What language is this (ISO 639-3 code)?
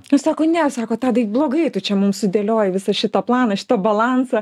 lit